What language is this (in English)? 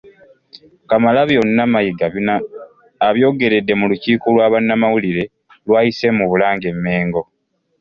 Ganda